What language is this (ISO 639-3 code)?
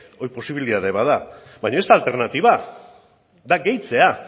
eus